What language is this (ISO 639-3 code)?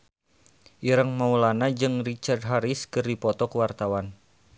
sun